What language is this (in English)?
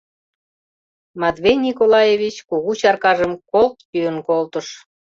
Mari